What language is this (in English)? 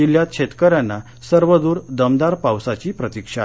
Marathi